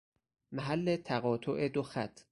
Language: Persian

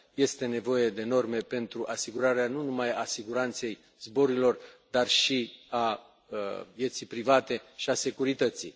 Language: Romanian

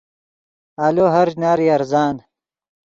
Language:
Yidgha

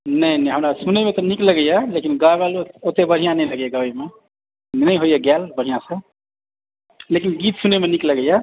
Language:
Maithili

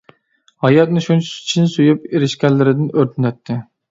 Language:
Uyghur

